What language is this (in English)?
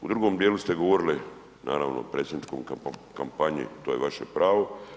Croatian